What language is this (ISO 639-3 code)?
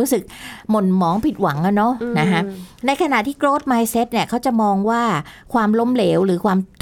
tha